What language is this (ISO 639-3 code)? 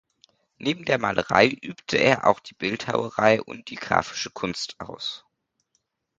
deu